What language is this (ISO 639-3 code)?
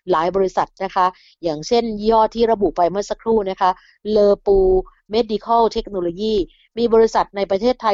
tha